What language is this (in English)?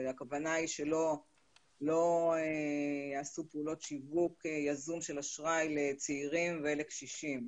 Hebrew